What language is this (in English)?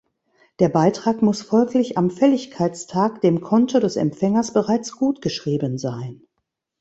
German